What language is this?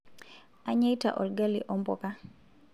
Masai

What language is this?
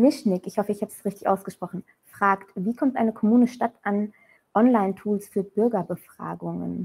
German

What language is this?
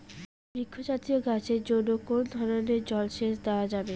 Bangla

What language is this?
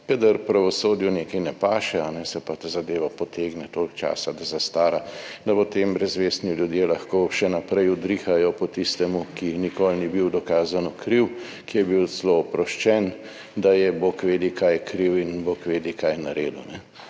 Slovenian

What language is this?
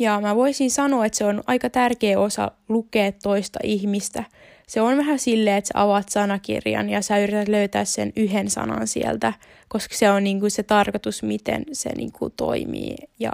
Finnish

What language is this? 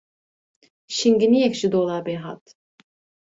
Kurdish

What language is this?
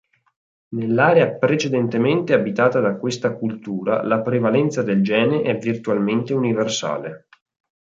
Italian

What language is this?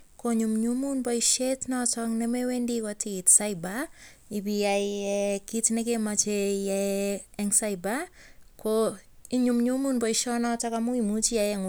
Kalenjin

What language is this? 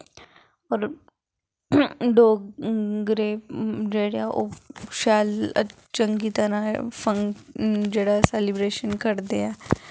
Dogri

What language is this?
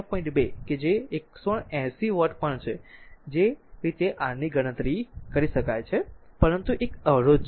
Gujarati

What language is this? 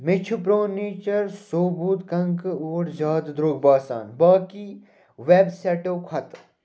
Kashmiri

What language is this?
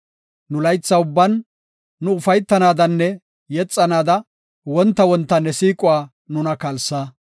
Gofa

